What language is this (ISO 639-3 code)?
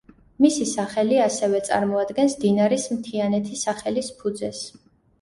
kat